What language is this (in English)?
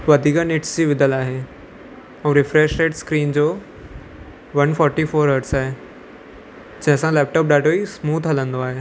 Sindhi